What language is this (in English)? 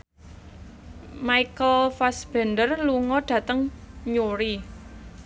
Javanese